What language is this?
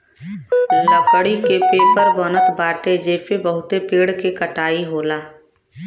Bhojpuri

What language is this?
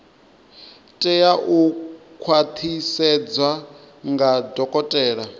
Venda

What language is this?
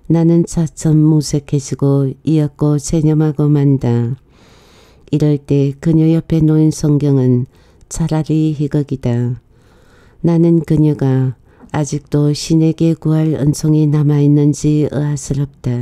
Korean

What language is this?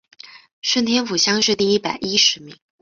Chinese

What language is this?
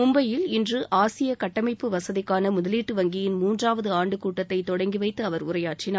Tamil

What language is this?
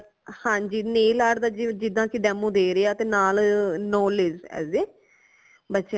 Punjabi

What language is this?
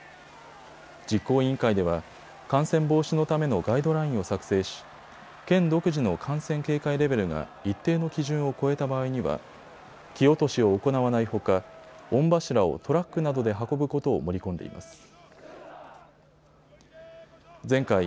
Japanese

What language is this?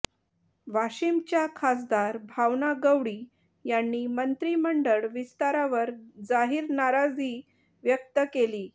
Marathi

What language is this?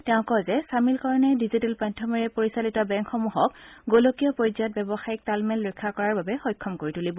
Assamese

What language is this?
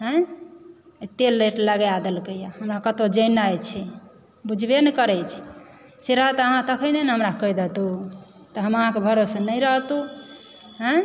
Maithili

